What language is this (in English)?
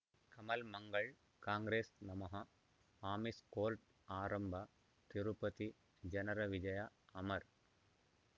Kannada